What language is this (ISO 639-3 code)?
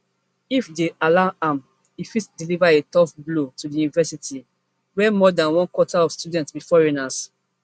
pcm